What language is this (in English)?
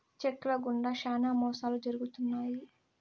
Telugu